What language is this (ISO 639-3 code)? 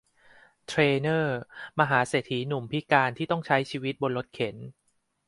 tha